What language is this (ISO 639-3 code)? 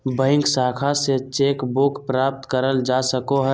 mag